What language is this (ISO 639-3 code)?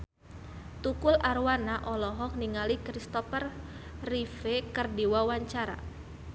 sun